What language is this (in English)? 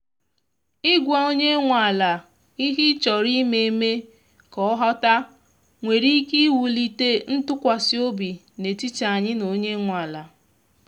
Igbo